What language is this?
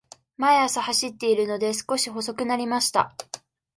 Japanese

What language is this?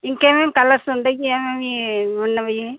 Telugu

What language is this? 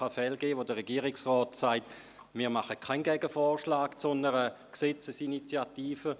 Swiss German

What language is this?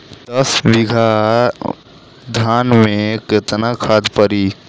Bhojpuri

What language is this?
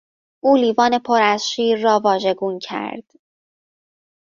Persian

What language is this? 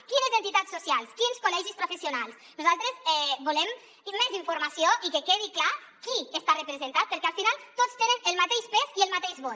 Catalan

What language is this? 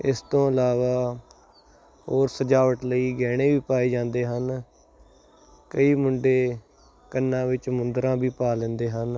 Punjabi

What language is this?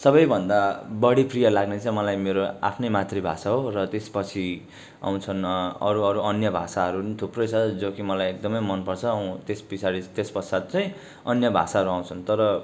Nepali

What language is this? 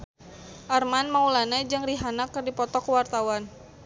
Sundanese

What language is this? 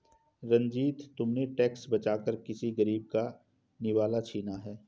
Hindi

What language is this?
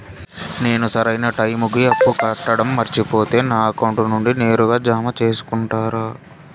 Telugu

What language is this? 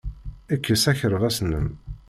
Kabyle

